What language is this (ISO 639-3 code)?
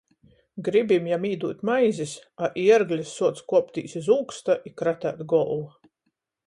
ltg